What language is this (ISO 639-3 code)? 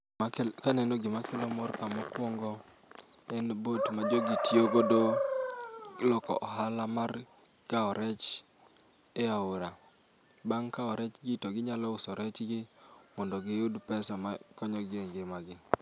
luo